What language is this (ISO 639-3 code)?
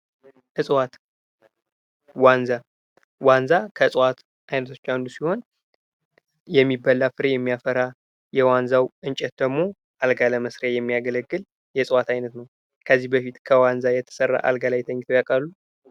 amh